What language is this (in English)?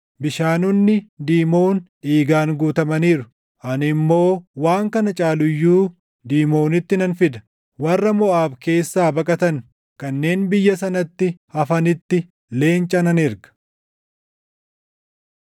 Oromo